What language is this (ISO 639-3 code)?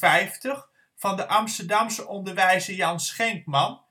nld